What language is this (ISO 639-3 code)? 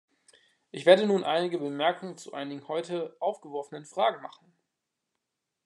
deu